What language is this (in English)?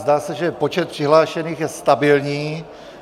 Czech